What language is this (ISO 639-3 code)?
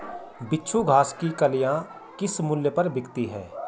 hin